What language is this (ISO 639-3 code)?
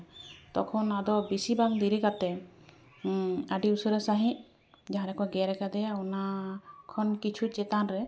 sat